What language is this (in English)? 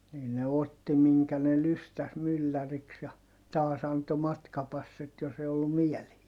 Finnish